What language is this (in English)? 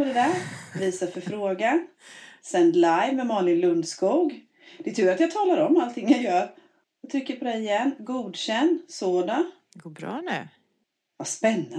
Swedish